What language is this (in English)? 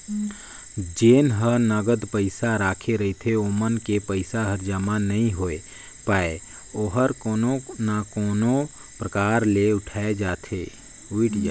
Chhattisgarhi